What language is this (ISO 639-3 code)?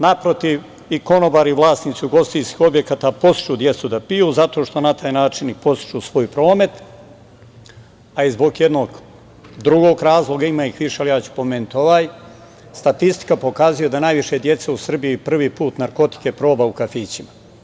srp